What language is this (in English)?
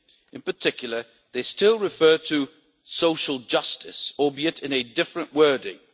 English